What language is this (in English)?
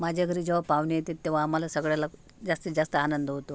Marathi